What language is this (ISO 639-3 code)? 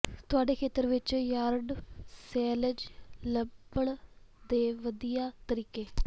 pan